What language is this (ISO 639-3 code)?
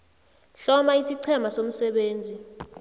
nbl